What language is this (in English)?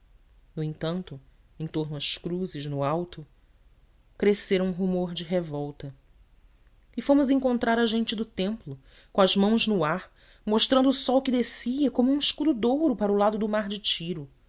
Portuguese